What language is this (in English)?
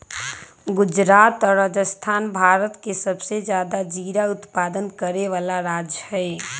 Magahi